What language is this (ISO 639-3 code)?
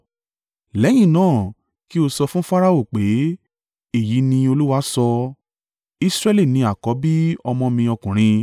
yor